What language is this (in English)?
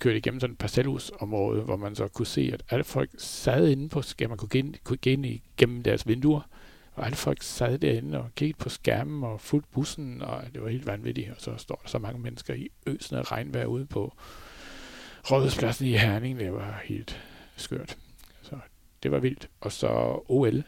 Danish